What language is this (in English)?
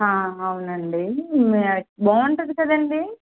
Telugu